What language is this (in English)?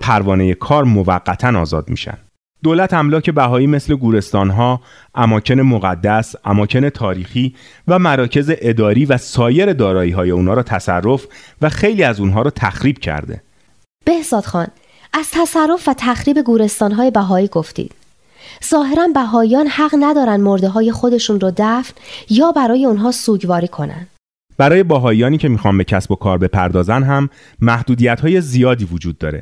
Persian